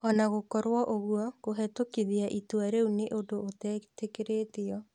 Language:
Kikuyu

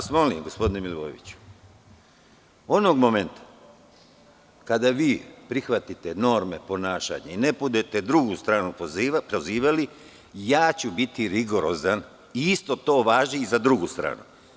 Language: Serbian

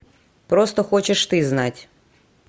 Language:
Russian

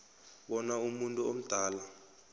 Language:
South Ndebele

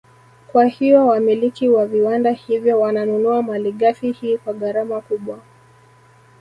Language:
Swahili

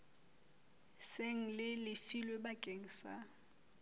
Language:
Southern Sotho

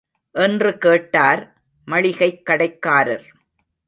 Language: Tamil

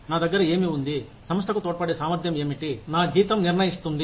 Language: Telugu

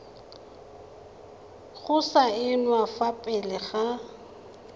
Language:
Tswana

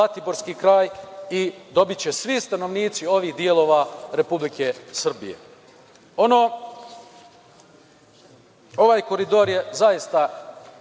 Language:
Serbian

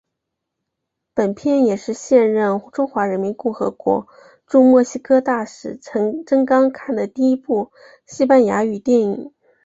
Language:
Chinese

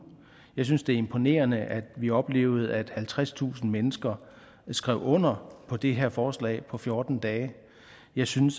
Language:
Danish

